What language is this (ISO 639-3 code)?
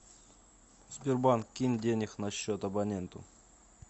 rus